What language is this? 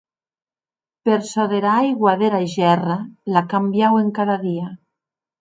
Occitan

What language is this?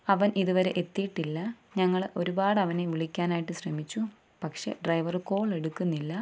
Malayalam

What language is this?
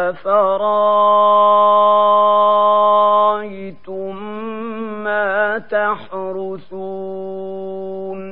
Arabic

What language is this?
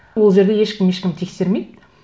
Kazakh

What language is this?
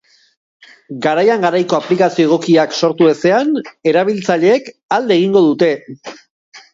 Basque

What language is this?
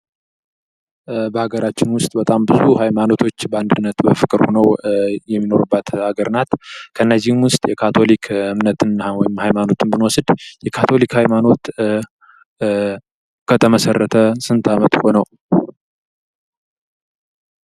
Amharic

